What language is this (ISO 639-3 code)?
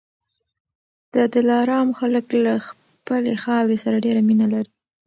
pus